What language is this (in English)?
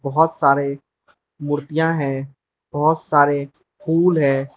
Hindi